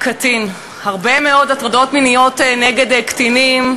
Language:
Hebrew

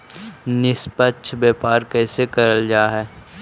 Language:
Magahi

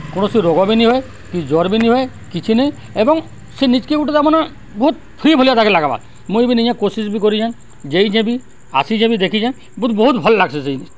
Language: Odia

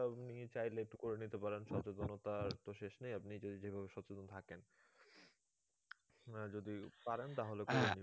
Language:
Bangla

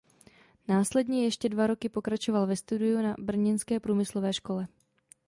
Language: Czech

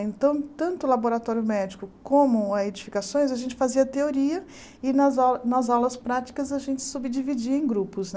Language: Portuguese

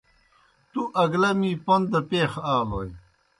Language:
Kohistani Shina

